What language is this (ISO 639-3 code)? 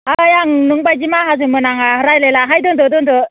brx